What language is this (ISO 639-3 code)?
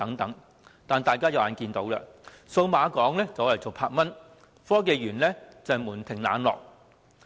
yue